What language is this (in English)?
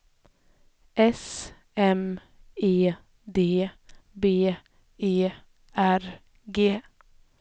Swedish